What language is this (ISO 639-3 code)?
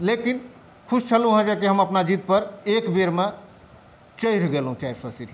mai